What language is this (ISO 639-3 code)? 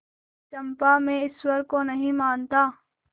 hin